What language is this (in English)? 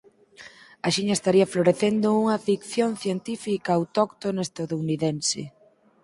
Galician